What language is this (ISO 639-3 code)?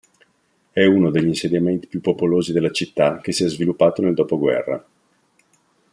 ita